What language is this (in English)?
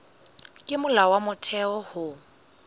Southern Sotho